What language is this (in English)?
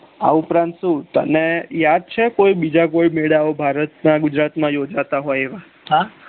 Gujarati